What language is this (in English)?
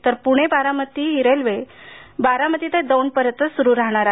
Marathi